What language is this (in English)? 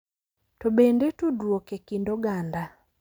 Luo (Kenya and Tanzania)